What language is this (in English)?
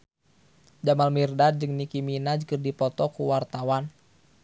Sundanese